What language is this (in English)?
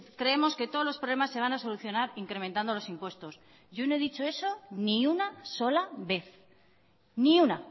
Spanish